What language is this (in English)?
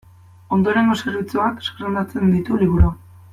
Basque